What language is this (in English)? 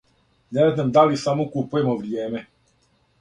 Serbian